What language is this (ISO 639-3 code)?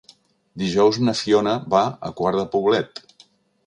cat